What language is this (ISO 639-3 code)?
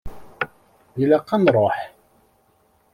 kab